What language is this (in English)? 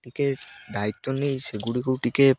Odia